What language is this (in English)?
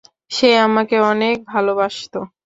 Bangla